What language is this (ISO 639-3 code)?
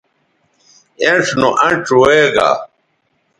btv